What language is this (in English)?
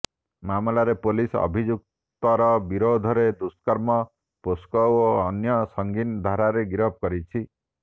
Odia